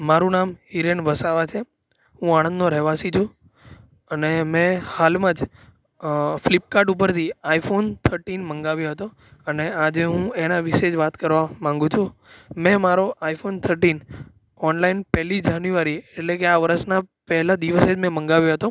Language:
Gujarati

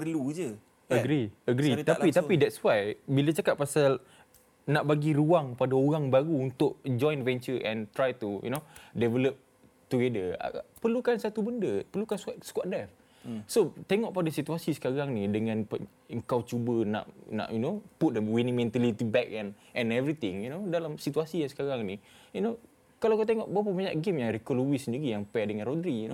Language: Malay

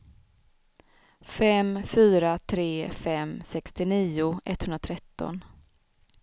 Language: Swedish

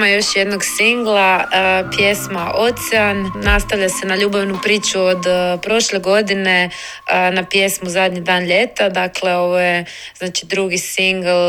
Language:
Croatian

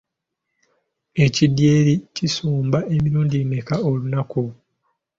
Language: Ganda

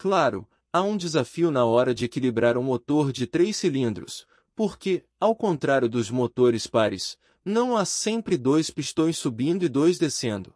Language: Portuguese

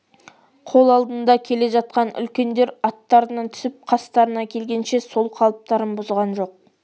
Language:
Kazakh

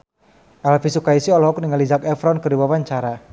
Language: Sundanese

